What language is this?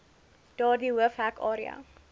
Afrikaans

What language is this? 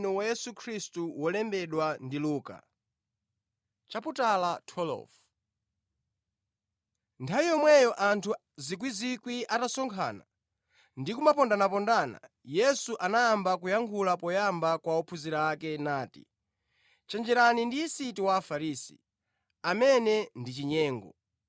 Nyanja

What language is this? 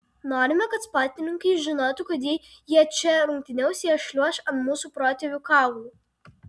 Lithuanian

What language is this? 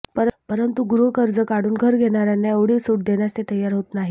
Marathi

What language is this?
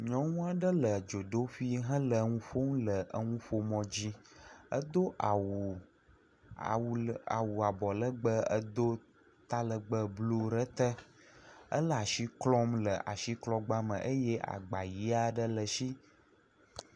Ewe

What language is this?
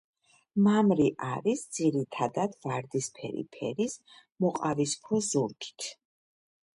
Georgian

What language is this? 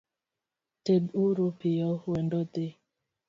Luo (Kenya and Tanzania)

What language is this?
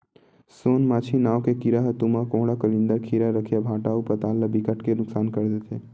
Chhattisgarhi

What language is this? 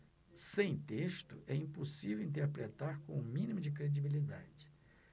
Portuguese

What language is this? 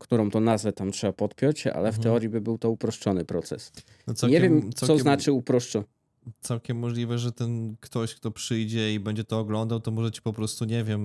Polish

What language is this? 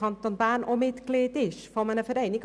Swiss German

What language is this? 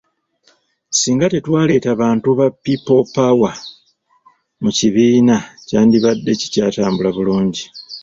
Ganda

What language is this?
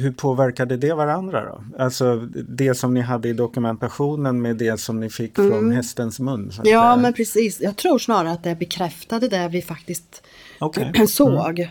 Swedish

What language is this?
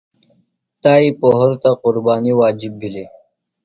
Phalura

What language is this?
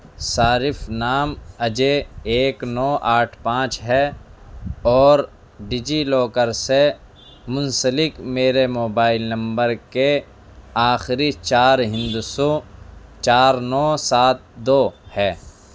Urdu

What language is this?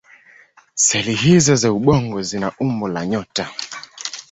Swahili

